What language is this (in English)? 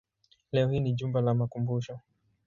Swahili